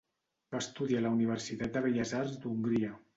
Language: Catalan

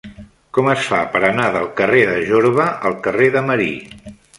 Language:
Catalan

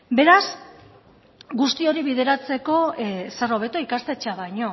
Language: Basque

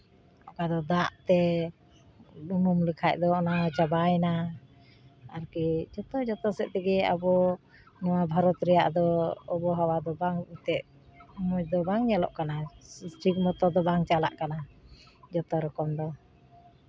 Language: Santali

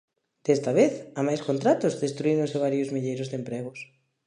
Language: Galician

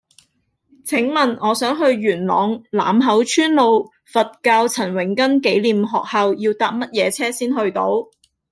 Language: Cantonese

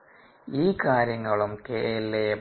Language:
Malayalam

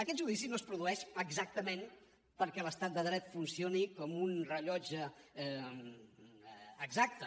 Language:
Catalan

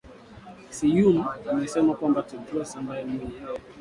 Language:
Swahili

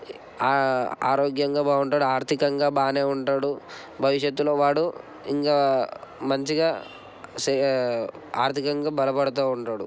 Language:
Telugu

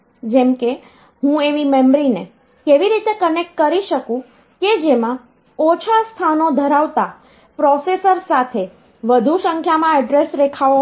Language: Gujarati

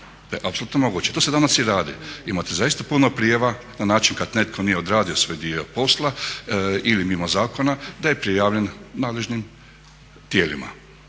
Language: Croatian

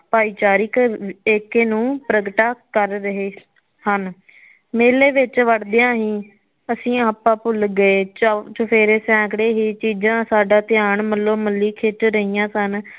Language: Punjabi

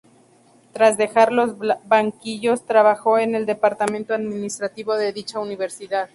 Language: Spanish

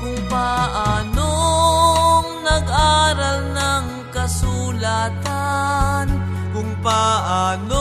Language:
Filipino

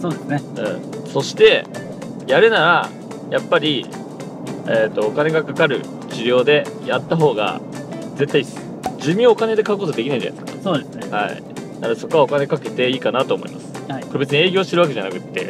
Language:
Japanese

